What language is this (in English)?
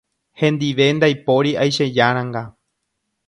Guarani